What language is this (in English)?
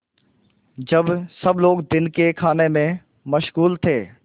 Hindi